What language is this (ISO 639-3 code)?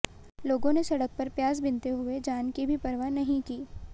hin